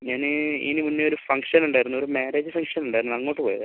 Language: Malayalam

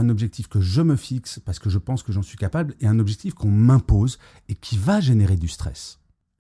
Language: French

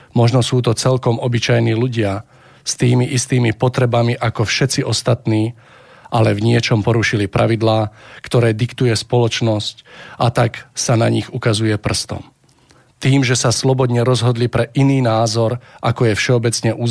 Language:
Slovak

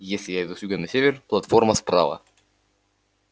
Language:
Russian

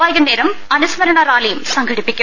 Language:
Malayalam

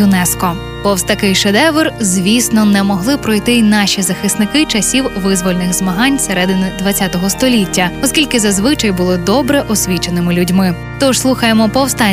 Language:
Ukrainian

